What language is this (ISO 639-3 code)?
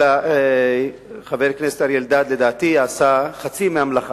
heb